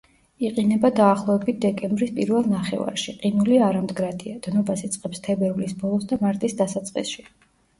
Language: Georgian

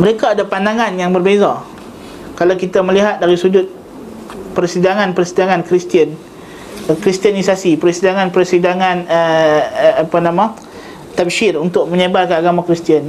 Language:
Malay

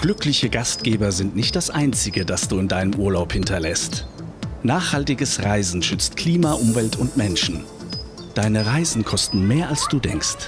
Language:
German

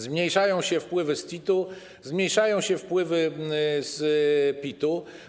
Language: Polish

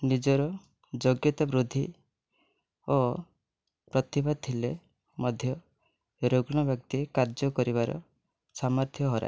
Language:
Odia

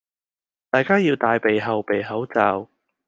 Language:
Cantonese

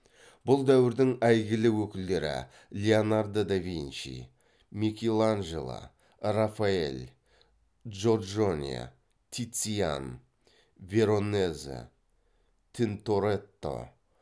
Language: Kazakh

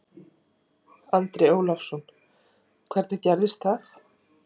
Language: Icelandic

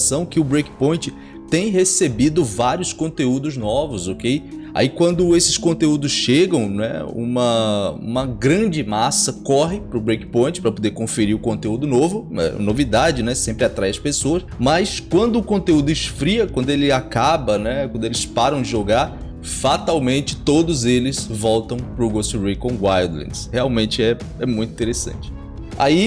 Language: Portuguese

